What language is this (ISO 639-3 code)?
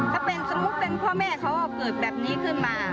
tha